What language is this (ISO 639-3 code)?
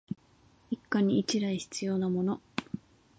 jpn